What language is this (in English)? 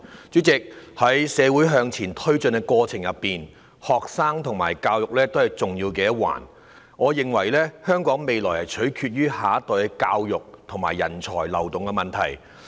Cantonese